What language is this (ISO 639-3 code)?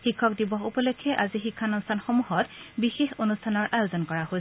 asm